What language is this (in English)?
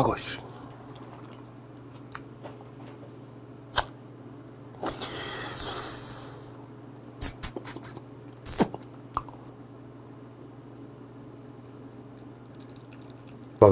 Korean